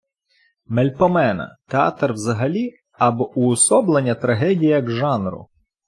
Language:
Ukrainian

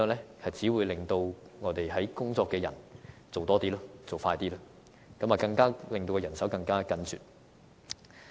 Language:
Cantonese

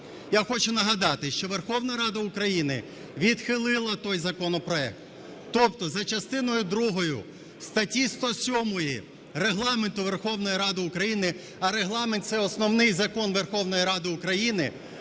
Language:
Ukrainian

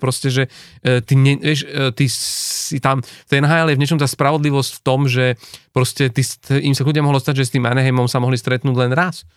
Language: Slovak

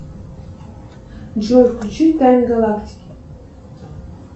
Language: Russian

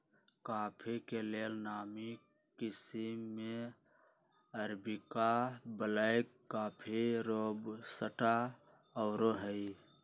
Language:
Magahi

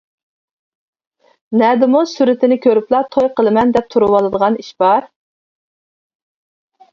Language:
Uyghur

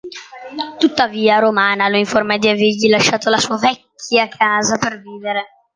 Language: Italian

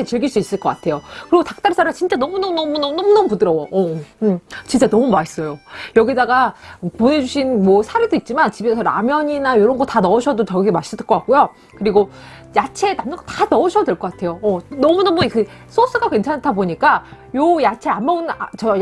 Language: Korean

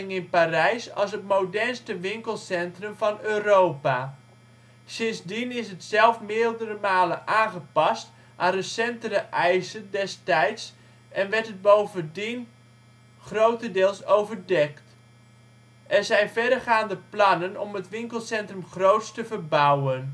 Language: Dutch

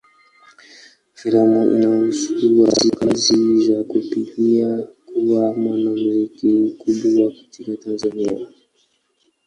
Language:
Swahili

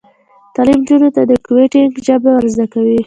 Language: Pashto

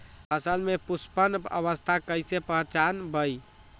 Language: Magahi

